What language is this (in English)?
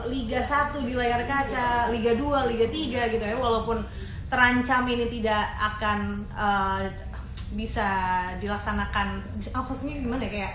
Indonesian